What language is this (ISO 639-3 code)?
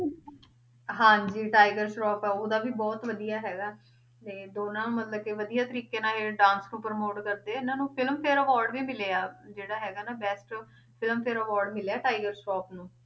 pan